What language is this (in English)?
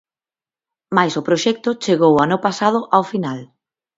Galician